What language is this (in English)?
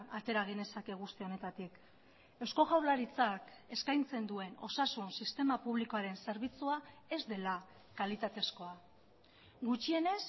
Basque